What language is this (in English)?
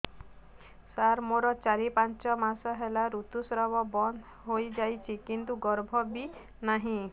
Odia